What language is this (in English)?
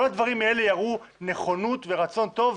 Hebrew